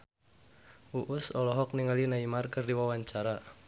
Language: Sundanese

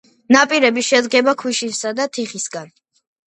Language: Georgian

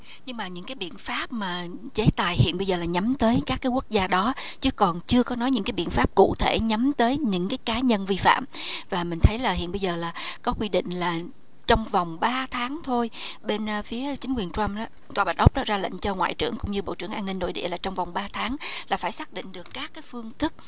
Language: Vietnamese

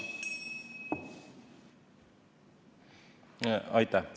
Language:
Estonian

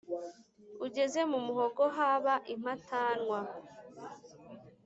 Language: Kinyarwanda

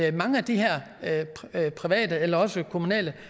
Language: Danish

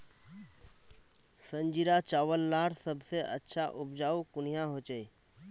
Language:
Magahi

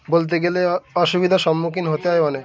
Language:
Bangla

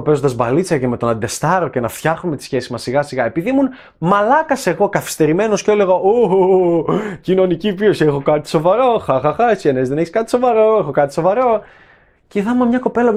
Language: Greek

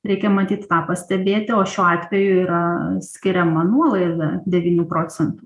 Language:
Lithuanian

